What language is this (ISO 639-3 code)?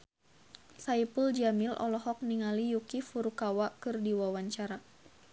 sun